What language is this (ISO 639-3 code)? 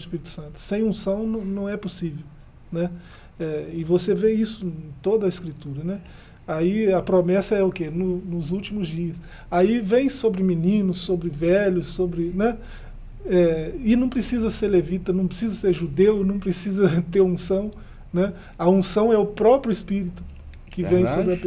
por